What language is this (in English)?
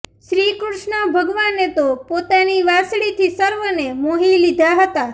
Gujarati